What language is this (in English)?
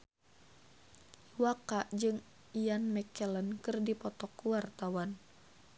Sundanese